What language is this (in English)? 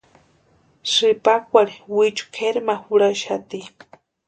Western Highland Purepecha